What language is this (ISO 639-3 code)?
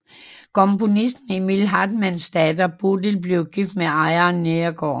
dan